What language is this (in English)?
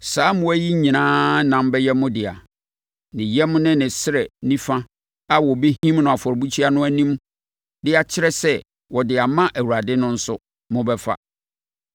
Akan